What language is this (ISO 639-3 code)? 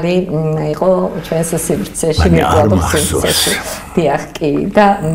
ron